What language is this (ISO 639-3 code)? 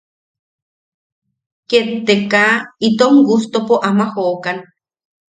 yaq